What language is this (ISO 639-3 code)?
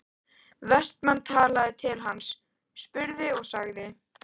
isl